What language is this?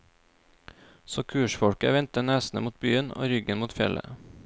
Norwegian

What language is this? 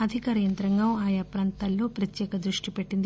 Telugu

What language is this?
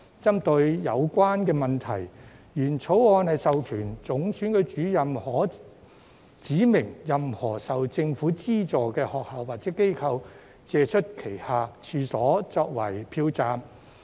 Cantonese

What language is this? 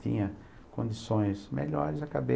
Portuguese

